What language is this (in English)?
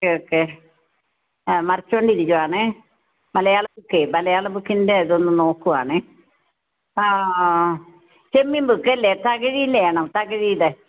Malayalam